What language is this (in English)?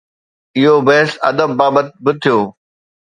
Sindhi